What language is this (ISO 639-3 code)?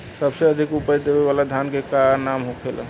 bho